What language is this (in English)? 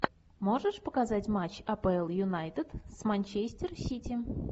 Russian